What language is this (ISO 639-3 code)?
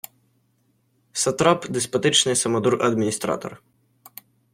ukr